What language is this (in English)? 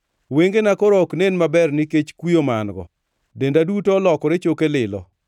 Luo (Kenya and Tanzania)